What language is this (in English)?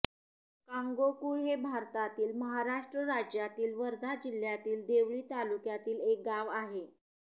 Marathi